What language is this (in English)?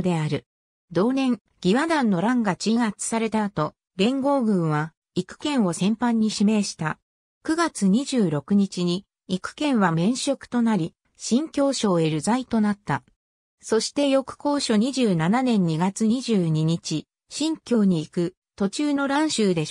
Japanese